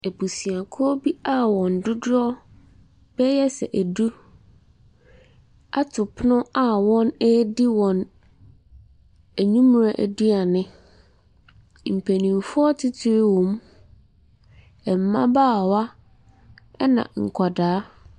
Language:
Akan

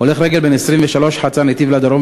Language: Hebrew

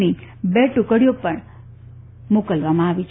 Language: Gujarati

